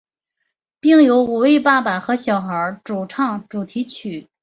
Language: Chinese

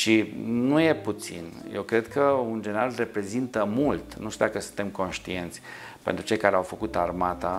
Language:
Romanian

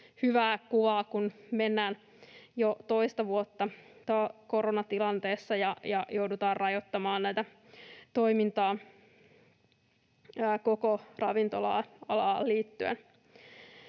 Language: Finnish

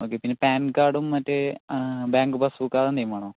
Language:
Malayalam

